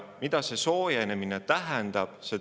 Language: Estonian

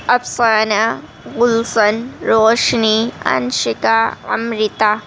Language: Urdu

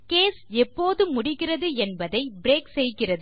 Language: Tamil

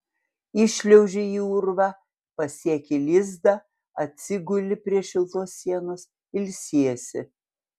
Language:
Lithuanian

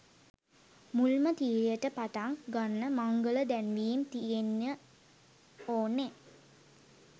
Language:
Sinhala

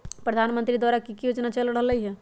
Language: Magahi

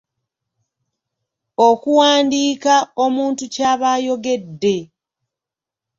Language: Ganda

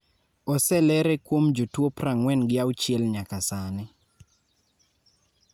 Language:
Luo (Kenya and Tanzania)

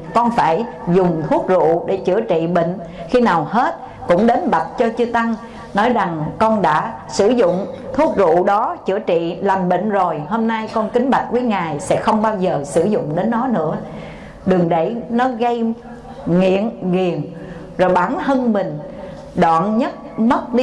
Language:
Vietnamese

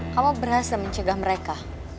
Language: Indonesian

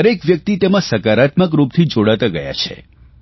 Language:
Gujarati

